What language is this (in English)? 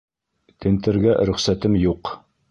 Bashkir